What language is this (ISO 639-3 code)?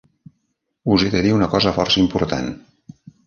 cat